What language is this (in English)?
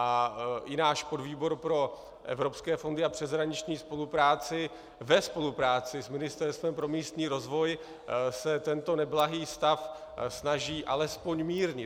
Czech